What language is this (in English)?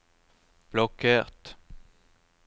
Norwegian